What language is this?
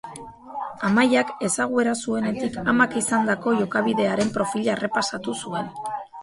Basque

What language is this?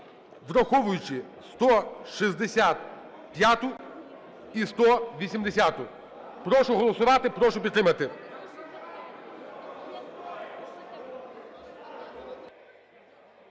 Ukrainian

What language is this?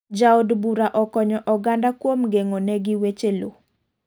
Luo (Kenya and Tanzania)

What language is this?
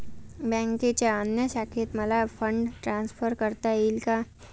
Marathi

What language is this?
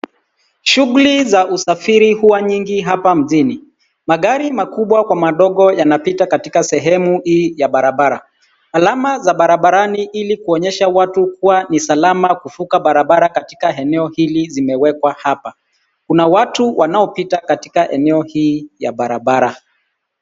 Swahili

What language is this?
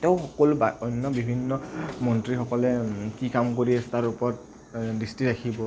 Assamese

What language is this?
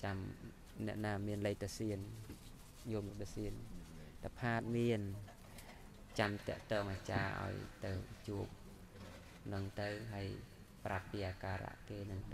Thai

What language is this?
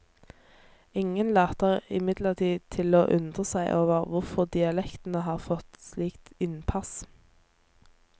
Norwegian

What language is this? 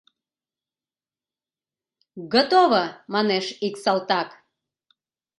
Mari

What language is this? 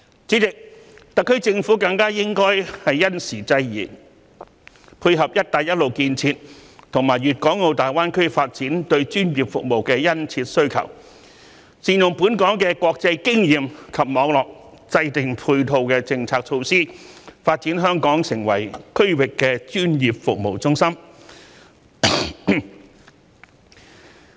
Cantonese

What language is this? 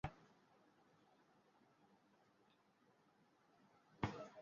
Bangla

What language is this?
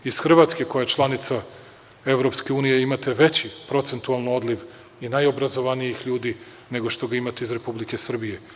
Serbian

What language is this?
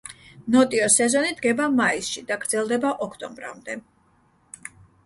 Georgian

